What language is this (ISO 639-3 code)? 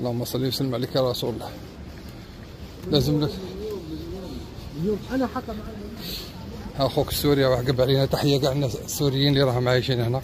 ara